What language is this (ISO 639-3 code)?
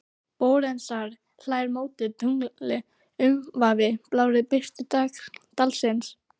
isl